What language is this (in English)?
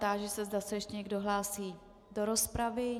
Czech